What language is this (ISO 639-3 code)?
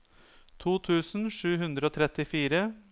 nor